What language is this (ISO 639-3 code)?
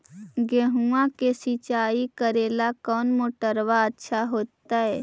mag